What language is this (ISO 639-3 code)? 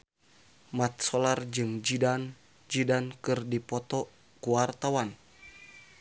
sun